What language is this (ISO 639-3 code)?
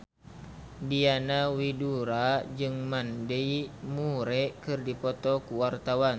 sun